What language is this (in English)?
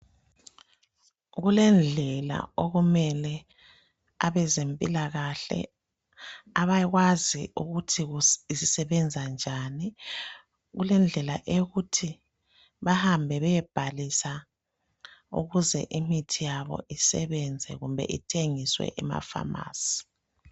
North Ndebele